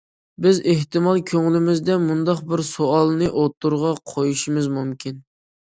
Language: Uyghur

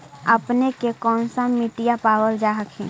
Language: Magahi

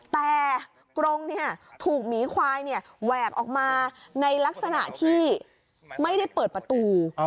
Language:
Thai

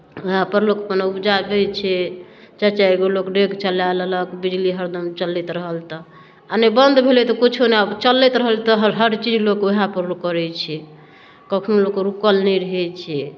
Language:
Maithili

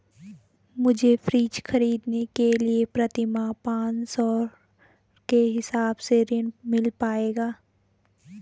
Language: Hindi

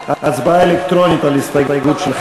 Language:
Hebrew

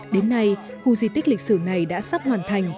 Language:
Vietnamese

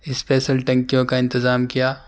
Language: Urdu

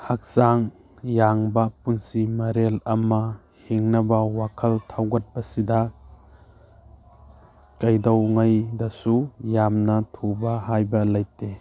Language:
Manipuri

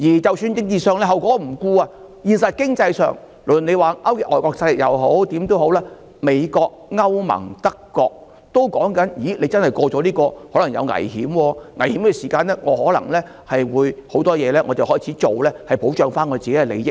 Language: Cantonese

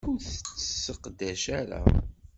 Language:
Kabyle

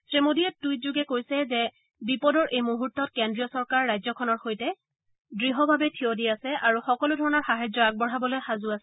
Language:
Assamese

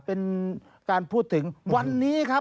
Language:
Thai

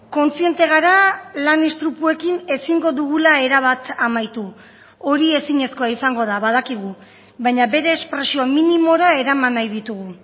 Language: Basque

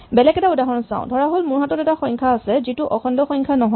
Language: Assamese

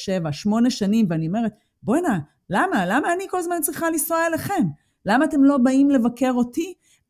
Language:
Hebrew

